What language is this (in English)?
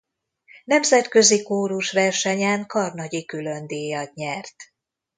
Hungarian